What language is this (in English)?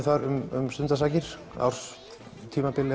Icelandic